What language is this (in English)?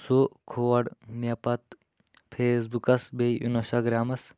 Kashmiri